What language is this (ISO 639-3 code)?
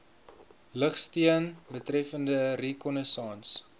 afr